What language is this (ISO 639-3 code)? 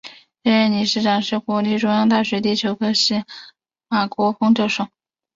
zho